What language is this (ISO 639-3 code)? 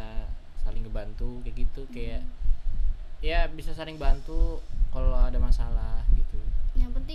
ind